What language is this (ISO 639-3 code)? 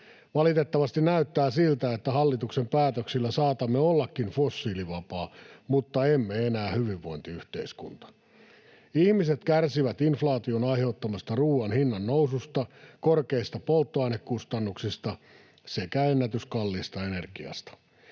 fin